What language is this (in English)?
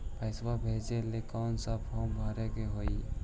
Magahi